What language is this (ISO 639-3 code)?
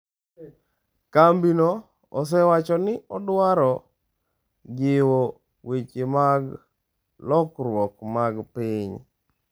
luo